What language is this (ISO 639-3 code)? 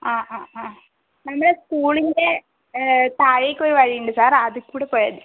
mal